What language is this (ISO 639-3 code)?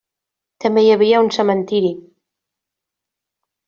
cat